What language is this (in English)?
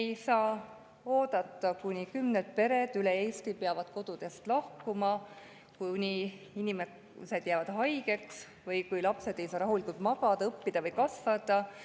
Estonian